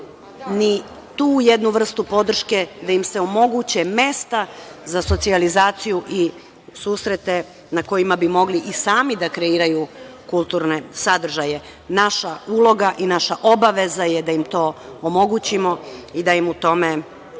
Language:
Serbian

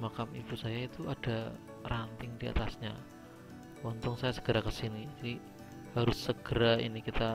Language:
Indonesian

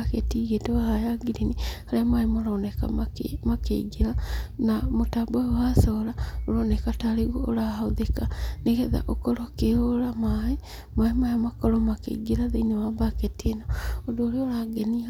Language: Kikuyu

